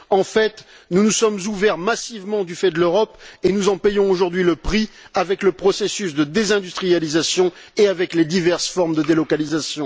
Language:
French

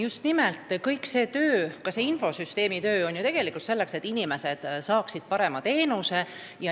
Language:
Estonian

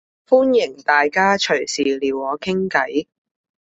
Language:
Cantonese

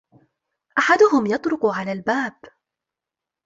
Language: Arabic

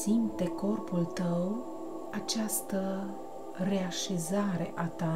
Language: Romanian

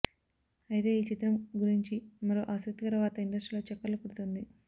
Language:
Telugu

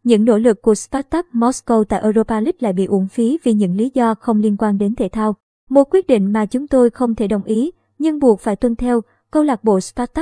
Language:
Vietnamese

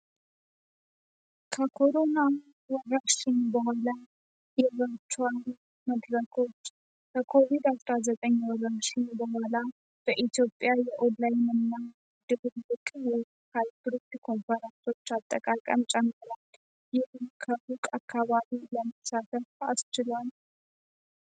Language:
Amharic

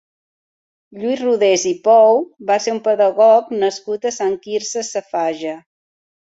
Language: Catalan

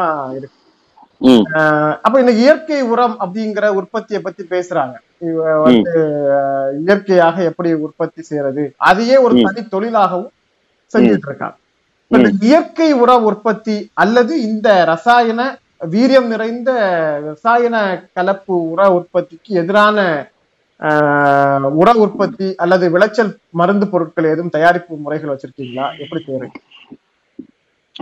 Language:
Tamil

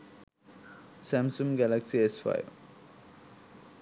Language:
Sinhala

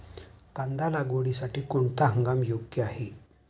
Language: Marathi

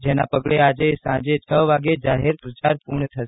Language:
Gujarati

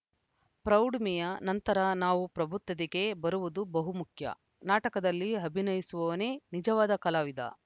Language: Kannada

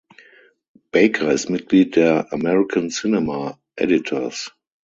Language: German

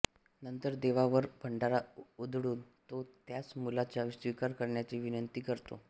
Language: Marathi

